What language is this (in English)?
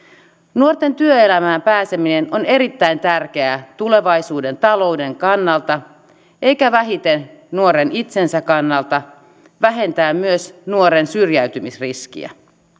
Finnish